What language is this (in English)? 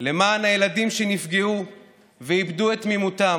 Hebrew